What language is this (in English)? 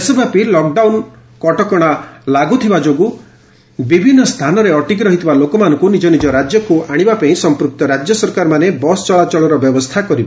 Odia